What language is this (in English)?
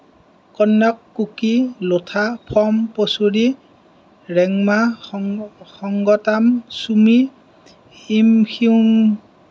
Assamese